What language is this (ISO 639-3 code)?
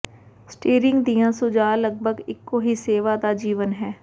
pan